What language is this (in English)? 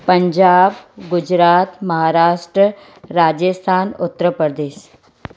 Sindhi